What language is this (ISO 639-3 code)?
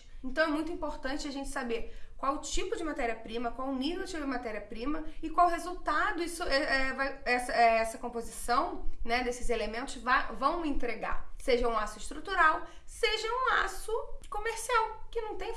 por